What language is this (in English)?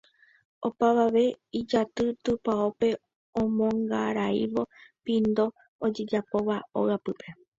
Guarani